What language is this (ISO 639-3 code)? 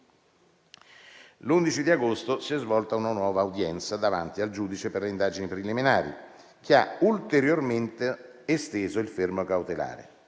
ita